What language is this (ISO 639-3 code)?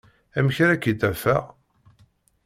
kab